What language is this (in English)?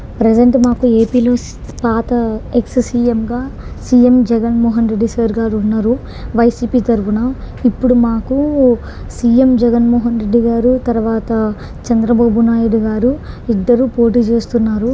Telugu